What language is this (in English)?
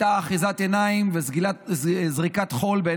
Hebrew